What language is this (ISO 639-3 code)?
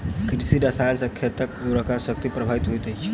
mai